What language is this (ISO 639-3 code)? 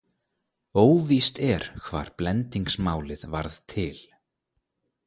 isl